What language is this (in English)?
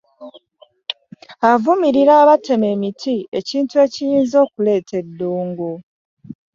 Ganda